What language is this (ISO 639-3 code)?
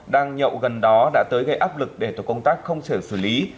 vie